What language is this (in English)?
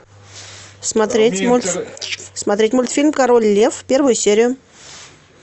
Russian